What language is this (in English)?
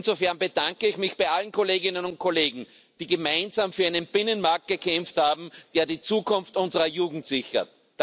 German